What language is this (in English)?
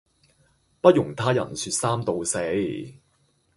Cantonese